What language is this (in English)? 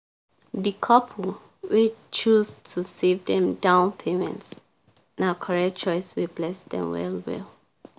Nigerian Pidgin